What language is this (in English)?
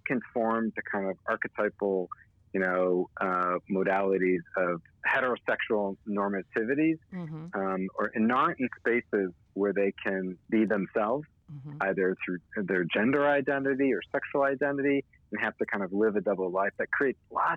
English